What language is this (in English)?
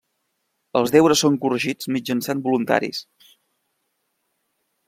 Catalan